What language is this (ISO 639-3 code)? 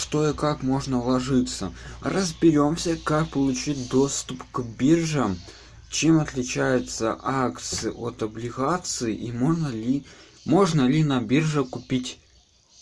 rus